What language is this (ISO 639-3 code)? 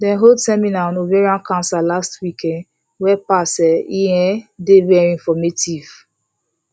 pcm